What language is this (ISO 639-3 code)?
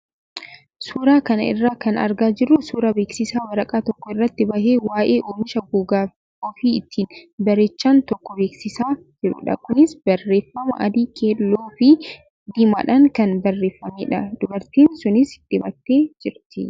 orm